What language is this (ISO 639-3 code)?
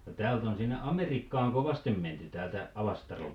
fin